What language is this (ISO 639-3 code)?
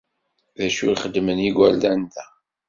kab